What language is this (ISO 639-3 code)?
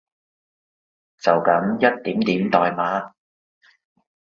yue